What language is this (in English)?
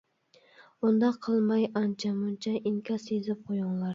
Uyghur